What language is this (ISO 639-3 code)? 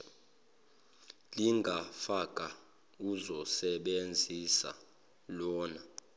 zul